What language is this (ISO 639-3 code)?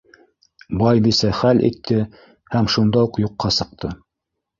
bak